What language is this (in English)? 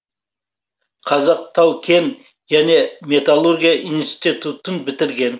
Kazakh